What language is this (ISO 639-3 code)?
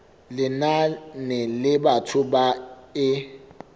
sot